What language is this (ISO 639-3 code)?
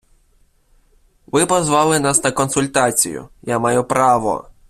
ukr